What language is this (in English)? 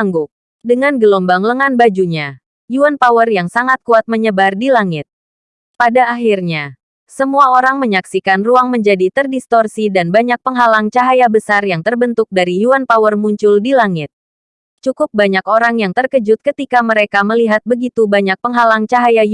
Indonesian